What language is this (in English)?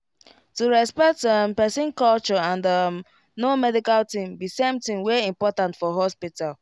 Nigerian Pidgin